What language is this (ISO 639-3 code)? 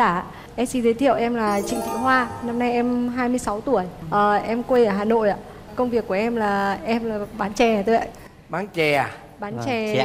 vie